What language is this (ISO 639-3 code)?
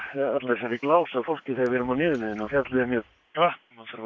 isl